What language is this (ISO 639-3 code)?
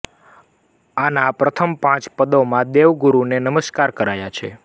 guj